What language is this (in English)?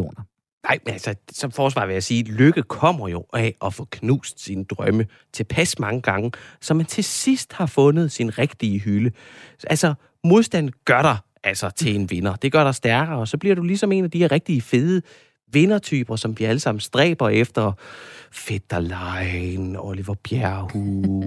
Danish